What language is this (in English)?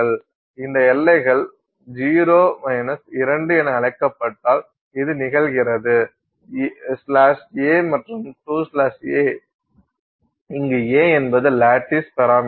Tamil